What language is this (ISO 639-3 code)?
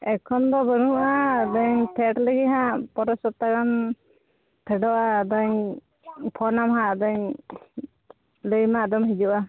sat